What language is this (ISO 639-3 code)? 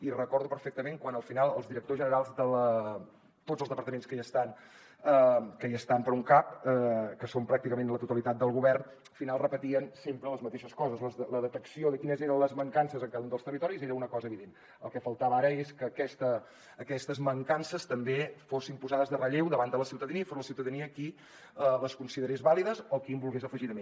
cat